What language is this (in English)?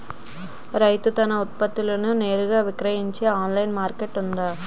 Telugu